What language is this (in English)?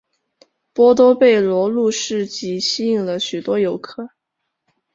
Chinese